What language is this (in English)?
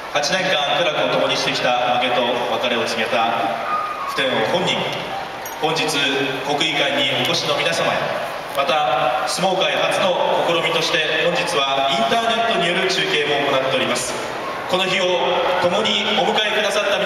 Japanese